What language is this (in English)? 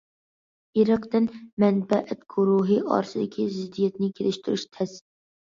Uyghur